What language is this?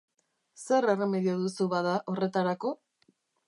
Basque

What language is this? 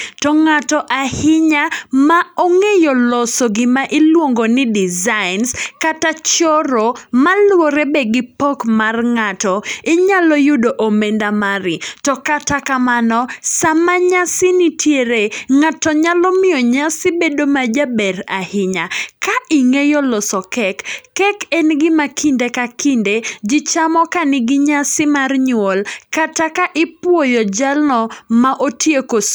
Luo (Kenya and Tanzania)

